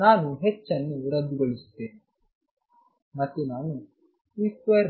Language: Kannada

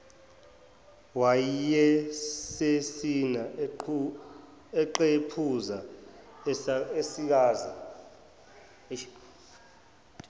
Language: Zulu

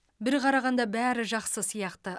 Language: Kazakh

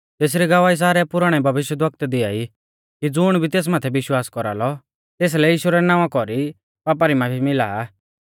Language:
Mahasu Pahari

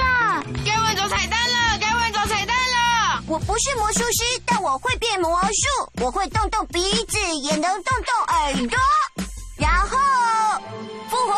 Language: Chinese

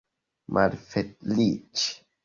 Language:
Esperanto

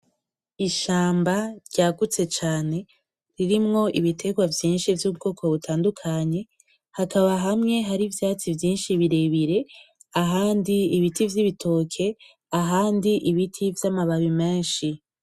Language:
Rundi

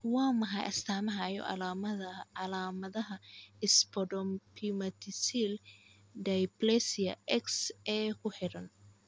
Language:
Somali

